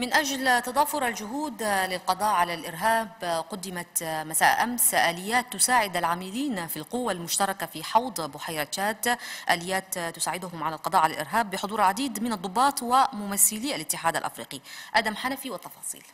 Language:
Arabic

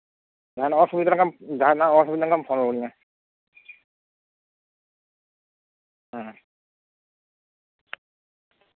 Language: Santali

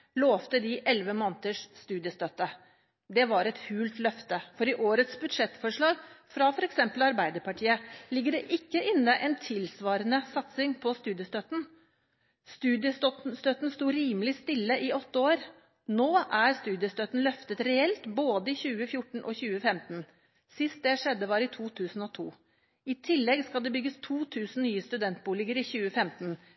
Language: Norwegian Bokmål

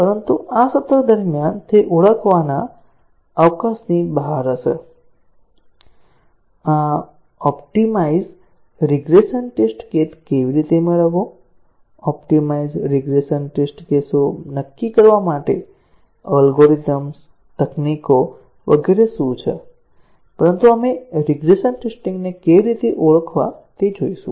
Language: Gujarati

